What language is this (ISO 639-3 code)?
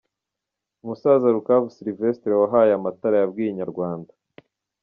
kin